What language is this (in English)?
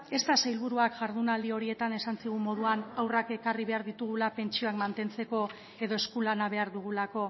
Basque